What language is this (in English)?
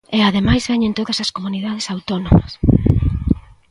Galician